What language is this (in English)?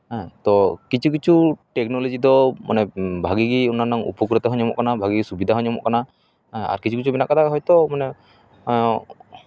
Santali